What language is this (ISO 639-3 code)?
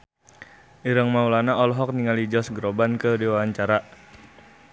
sun